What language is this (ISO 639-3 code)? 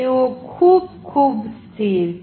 guj